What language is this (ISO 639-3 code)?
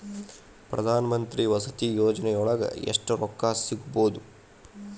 kan